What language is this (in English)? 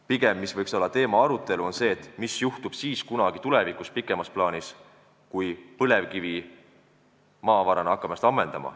Estonian